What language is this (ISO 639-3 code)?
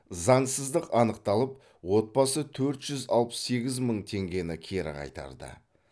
kaz